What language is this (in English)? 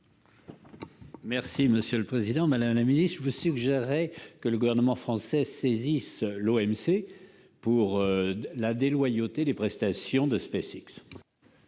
French